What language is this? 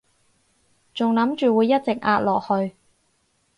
Cantonese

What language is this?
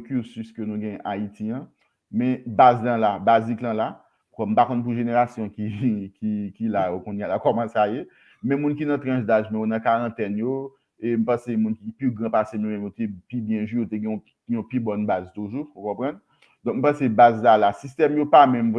French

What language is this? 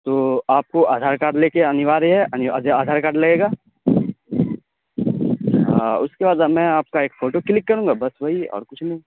Urdu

